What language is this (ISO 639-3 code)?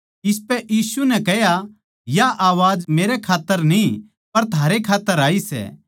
bgc